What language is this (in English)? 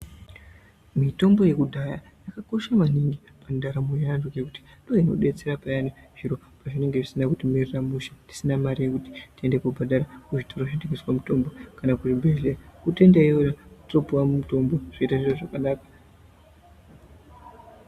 Ndau